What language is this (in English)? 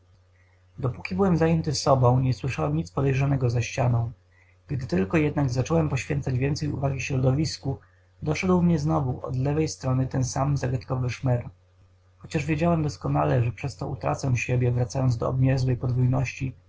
Polish